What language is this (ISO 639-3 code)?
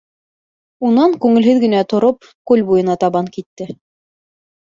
bak